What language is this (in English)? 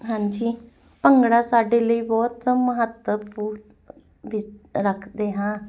Punjabi